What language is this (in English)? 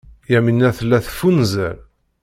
Kabyle